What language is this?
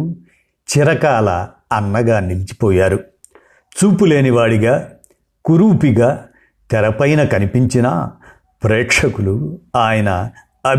Telugu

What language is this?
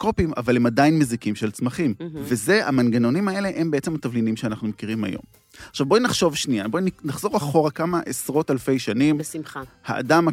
Hebrew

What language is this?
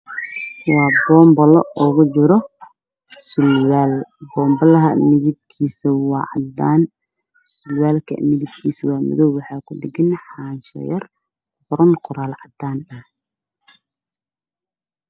Somali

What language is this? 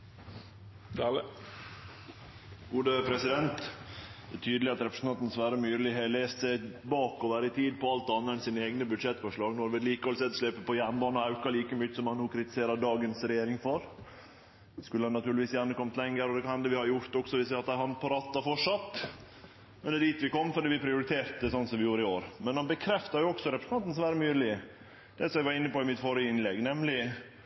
Norwegian Nynorsk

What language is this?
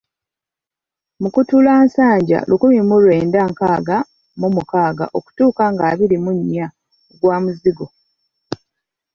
Ganda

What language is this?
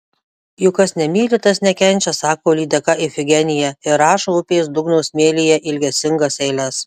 Lithuanian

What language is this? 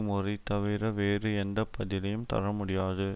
Tamil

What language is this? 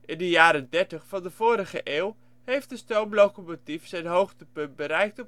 Dutch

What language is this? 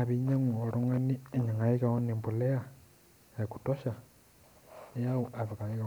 Masai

